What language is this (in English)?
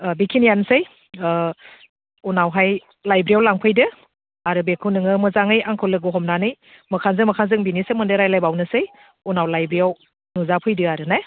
Bodo